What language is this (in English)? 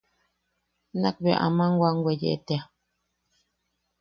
Yaqui